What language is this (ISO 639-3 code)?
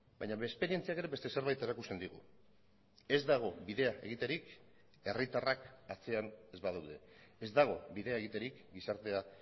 eus